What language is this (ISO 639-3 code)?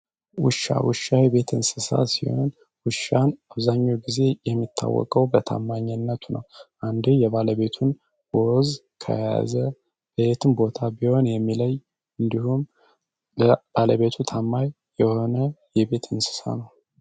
amh